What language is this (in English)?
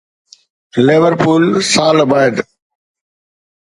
Sindhi